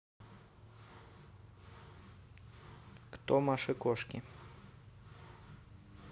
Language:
Russian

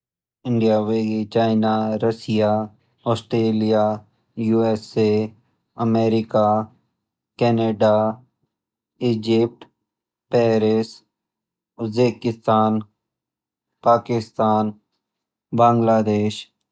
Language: Garhwali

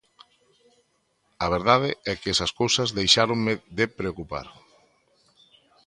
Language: Galician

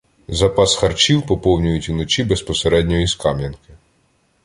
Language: Ukrainian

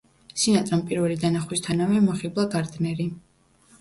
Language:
Georgian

